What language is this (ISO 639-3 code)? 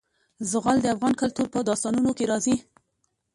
pus